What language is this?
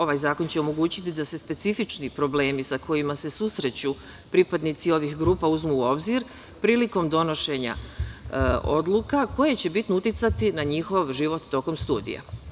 Serbian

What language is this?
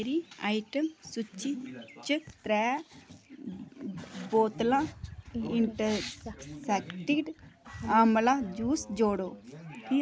Dogri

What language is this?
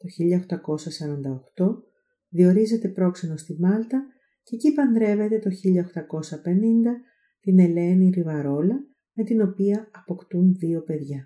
Greek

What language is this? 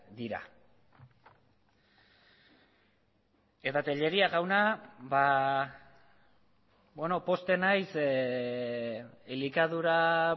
Basque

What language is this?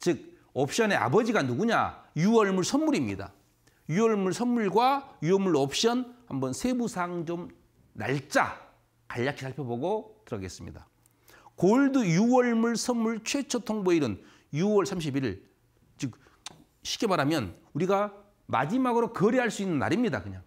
Korean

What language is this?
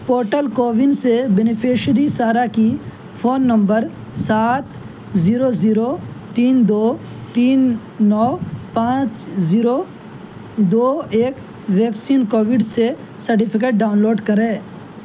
Urdu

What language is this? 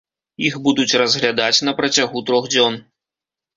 Belarusian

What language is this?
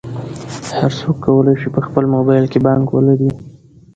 Pashto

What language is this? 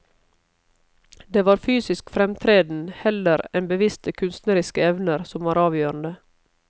Norwegian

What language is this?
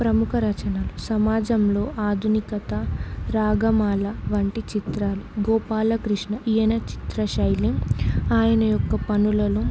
Telugu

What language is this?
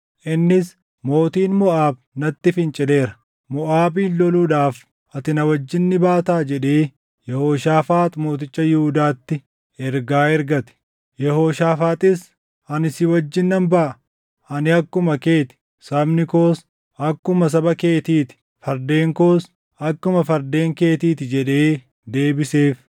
Oromo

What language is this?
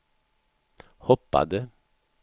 Swedish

